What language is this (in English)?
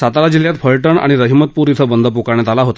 Marathi